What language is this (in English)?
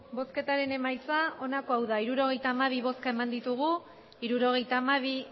Basque